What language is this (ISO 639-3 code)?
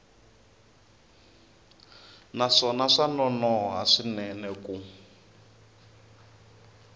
tso